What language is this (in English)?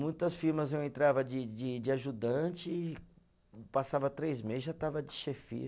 Portuguese